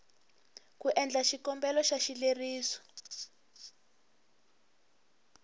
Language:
Tsonga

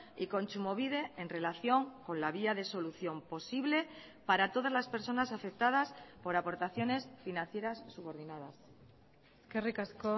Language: Spanish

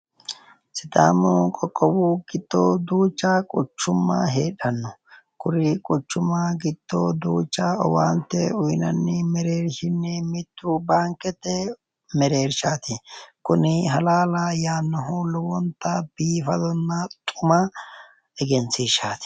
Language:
Sidamo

